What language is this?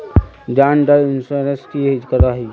Magahi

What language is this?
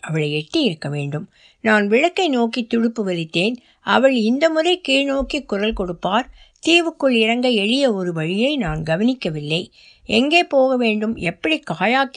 Tamil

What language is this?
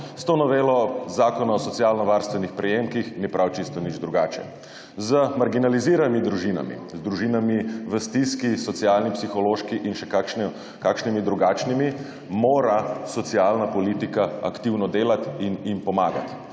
Slovenian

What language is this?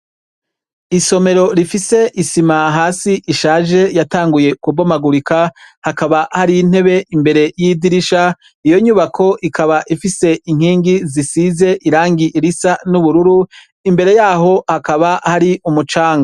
Rundi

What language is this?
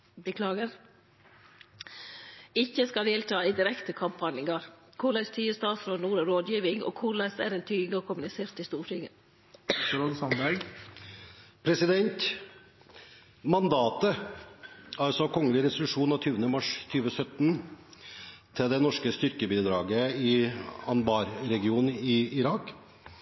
Norwegian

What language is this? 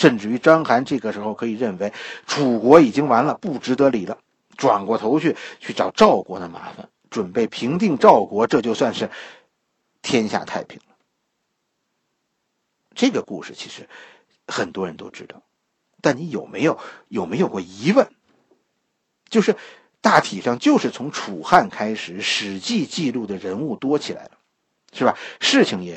Chinese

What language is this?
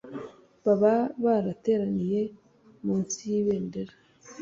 Kinyarwanda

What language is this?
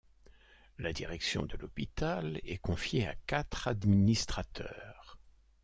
French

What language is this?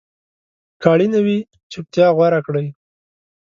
Pashto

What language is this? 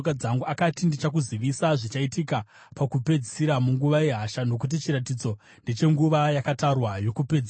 Shona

